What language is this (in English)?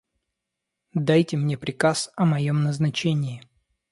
Russian